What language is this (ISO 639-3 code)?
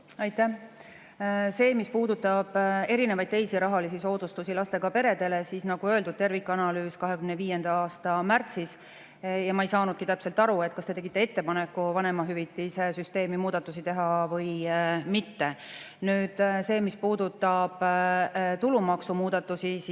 est